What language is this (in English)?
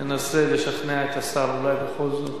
Hebrew